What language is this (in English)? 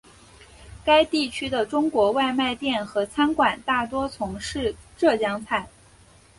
Chinese